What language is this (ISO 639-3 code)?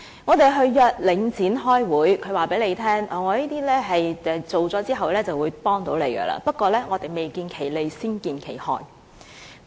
yue